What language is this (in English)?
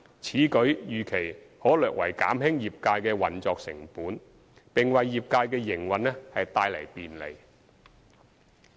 Cantonese